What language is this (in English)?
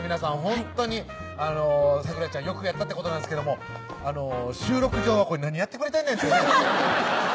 Japanese